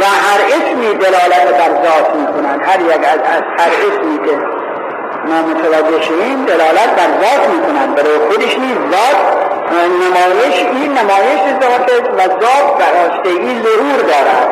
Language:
Persian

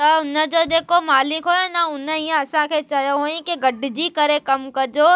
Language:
Sindhi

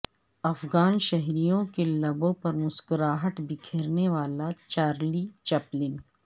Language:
Urdu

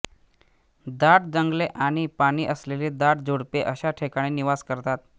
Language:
Marathi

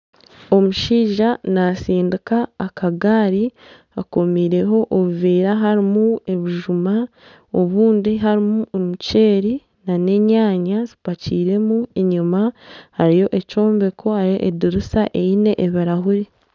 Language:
Nyankole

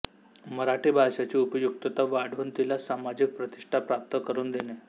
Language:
Marathi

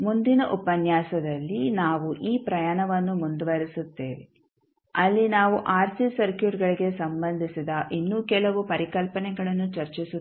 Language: Kannada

